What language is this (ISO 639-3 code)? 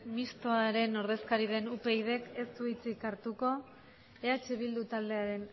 eus